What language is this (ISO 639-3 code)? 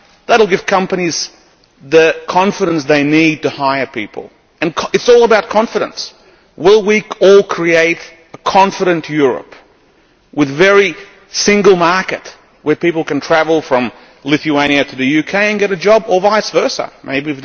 eng